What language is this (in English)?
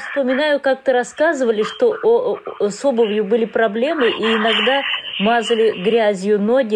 Russian